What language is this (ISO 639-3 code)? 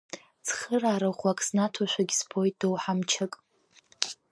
abk